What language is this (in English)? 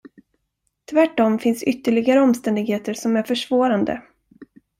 Swedish